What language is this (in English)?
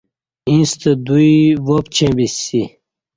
Kati